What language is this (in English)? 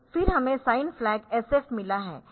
Hindi